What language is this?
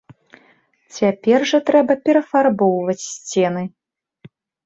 Belarusian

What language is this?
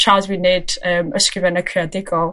Welsh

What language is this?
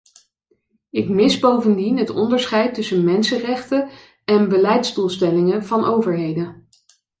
Dutch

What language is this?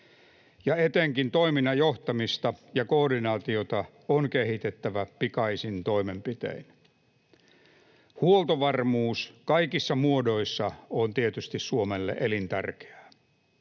Finnish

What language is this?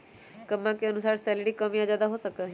Magahi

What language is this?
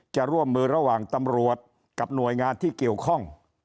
Thai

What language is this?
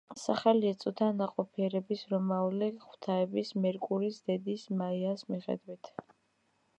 Georgian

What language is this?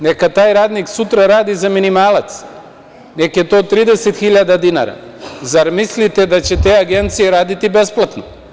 Serbian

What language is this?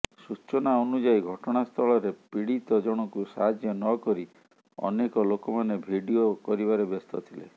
Odia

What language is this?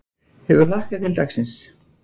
Icelandic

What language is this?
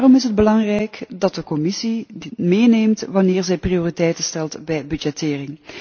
Dutch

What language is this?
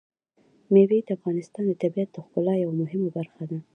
Pashto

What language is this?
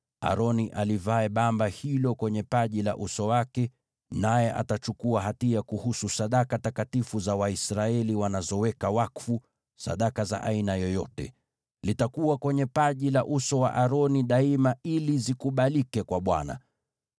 Swahili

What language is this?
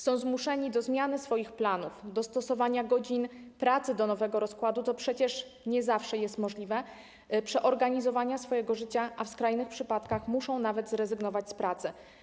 Polish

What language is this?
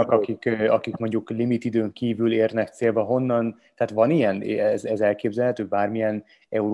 Hungarian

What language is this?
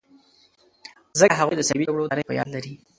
Pashto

